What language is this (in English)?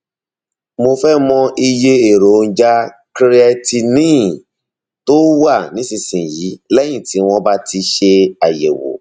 Yoruba